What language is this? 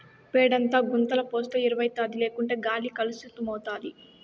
Telugu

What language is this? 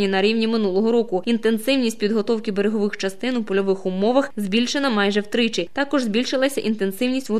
Ukrainian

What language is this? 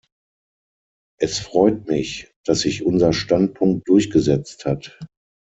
German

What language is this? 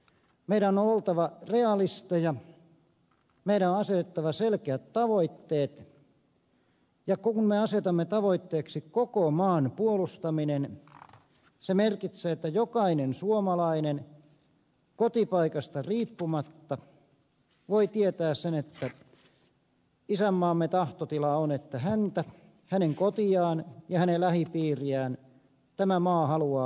Finnish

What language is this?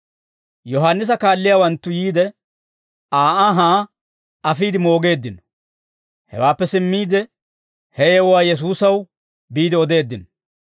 Dawro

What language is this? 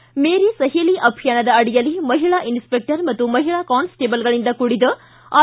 Kannada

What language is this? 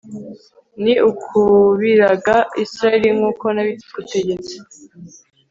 Kinyarwanda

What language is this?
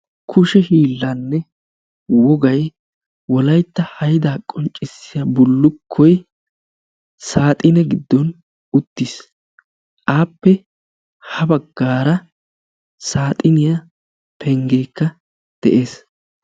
Wolaytta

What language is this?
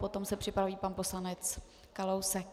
Czech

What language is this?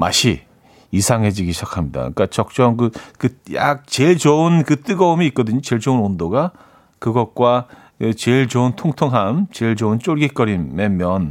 Korean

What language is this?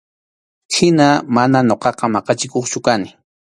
Arequipa-La Unión Quechua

